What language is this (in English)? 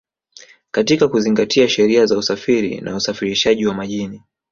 Swahili